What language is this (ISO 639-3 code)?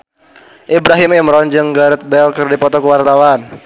sun